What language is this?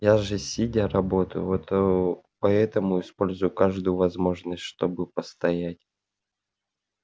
Russian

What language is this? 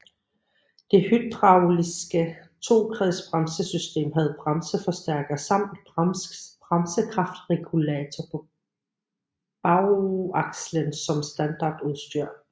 Danish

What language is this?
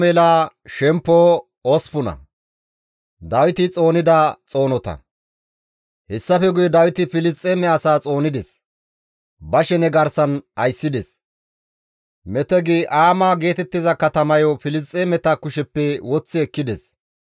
Gamo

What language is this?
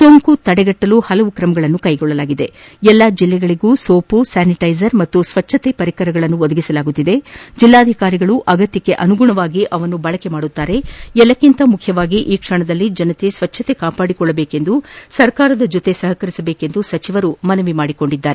Kannada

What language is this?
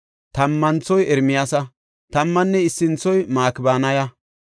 Gofa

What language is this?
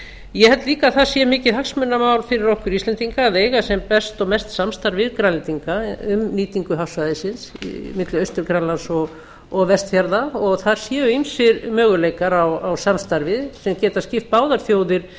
Icelandic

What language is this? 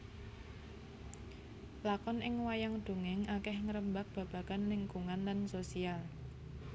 Javanese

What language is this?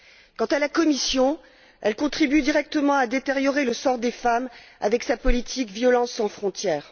French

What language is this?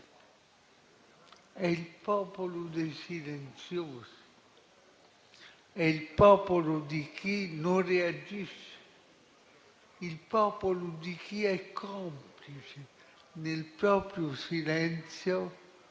Italian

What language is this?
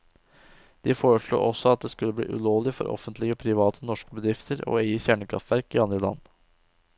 Norwegian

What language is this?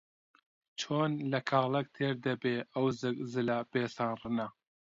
Central Kurdish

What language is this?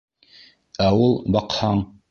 Bashkir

